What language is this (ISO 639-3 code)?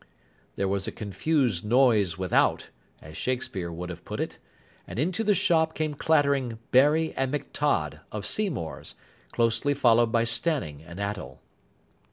eng